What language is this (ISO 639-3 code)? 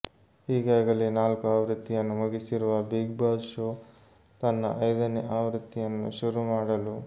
kan